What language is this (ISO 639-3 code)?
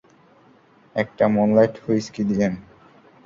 ben